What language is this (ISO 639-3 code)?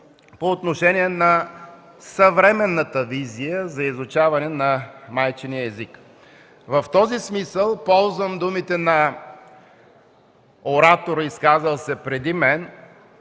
bul